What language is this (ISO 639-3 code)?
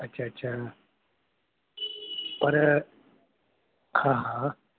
snd